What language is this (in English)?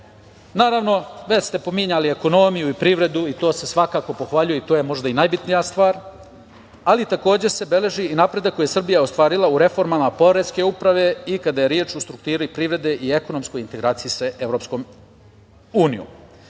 Serbian